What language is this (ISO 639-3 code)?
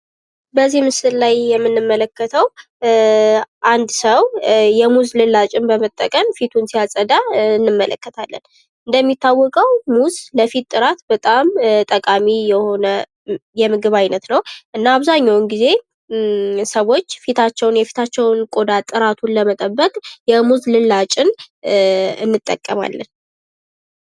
amh